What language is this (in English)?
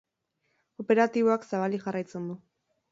Basque